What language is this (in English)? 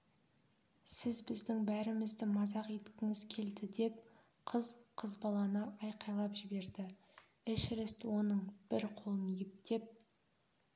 Kazakh